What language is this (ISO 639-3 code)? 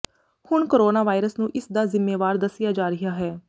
pan